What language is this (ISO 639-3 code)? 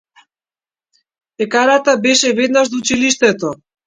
mkd